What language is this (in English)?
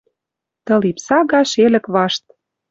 Western Mari